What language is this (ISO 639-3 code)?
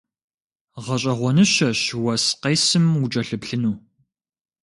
kbd